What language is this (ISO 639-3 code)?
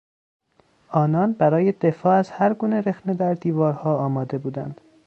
fas